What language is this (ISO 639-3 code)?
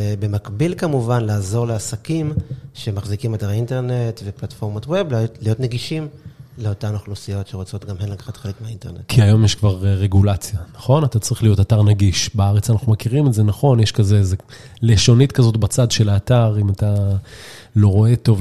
heb